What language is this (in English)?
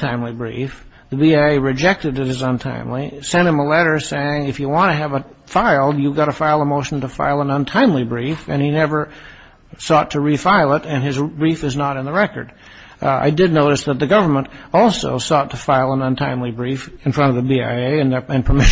English